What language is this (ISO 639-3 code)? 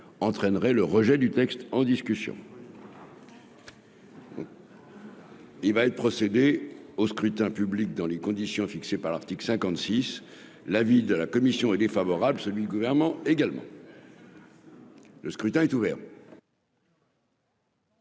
fra